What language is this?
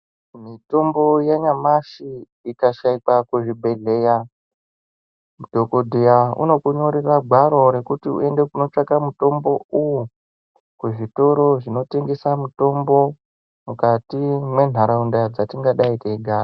Ndau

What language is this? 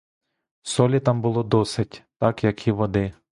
Ukrainian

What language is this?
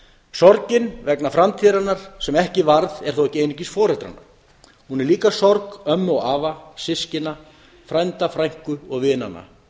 Icelandic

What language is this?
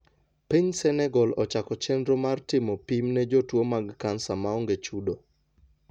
Luo (Kenya and Tanzania)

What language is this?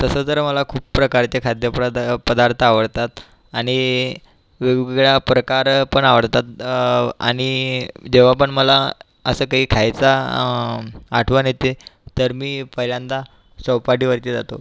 Marathi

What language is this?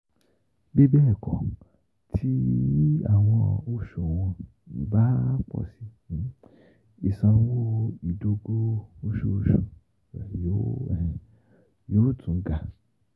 Yoruba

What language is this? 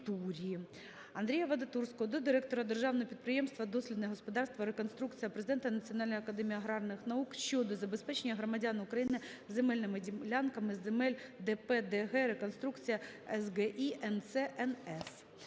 Ukrainian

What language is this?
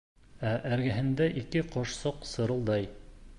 Bashkir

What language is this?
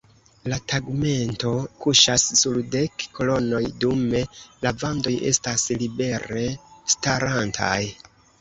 Esperanto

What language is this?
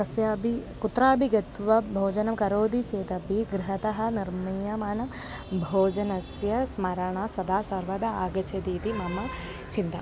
Sanskrit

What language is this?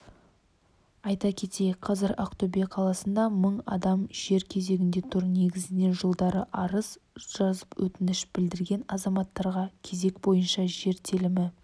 Kazakh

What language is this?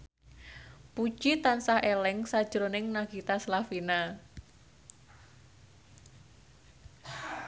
Javanese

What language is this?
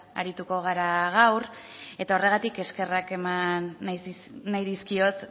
Basque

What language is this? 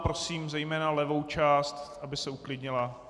Czech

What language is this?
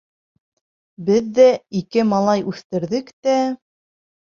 Bashkir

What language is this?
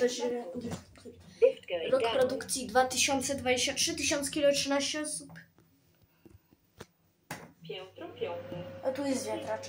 Polish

